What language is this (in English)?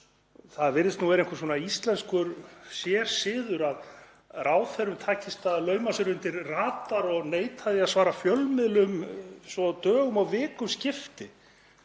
Icelandic